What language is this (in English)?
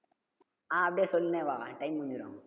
Tamil